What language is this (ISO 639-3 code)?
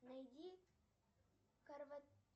rus